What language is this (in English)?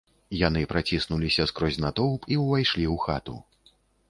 Belarusian